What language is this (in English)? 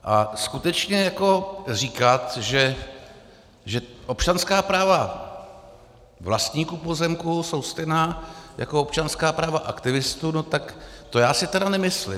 Czech